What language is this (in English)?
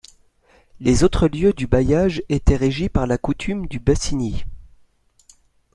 French